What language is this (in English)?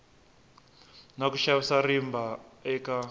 Tsonga